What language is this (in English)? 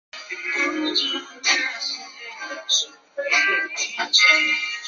Chinese